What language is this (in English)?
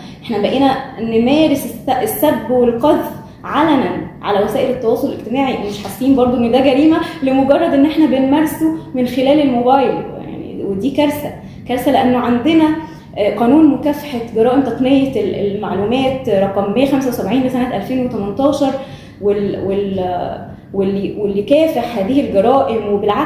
Arabic